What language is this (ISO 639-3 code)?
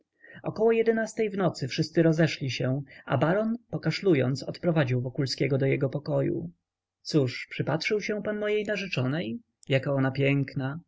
pol